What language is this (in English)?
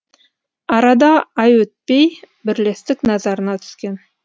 Kazakh